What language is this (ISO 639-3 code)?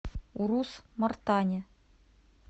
rus